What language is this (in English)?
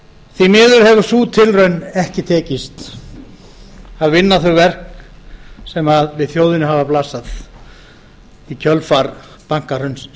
Icelandic